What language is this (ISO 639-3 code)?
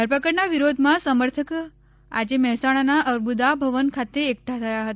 guj